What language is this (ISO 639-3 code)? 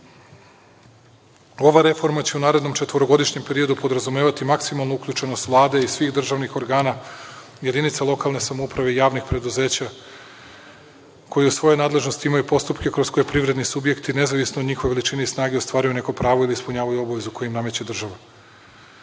srp